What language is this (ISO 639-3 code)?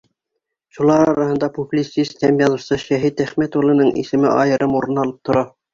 bak